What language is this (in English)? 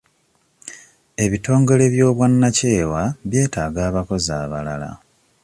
Ganda